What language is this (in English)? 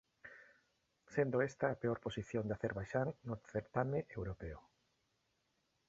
Galician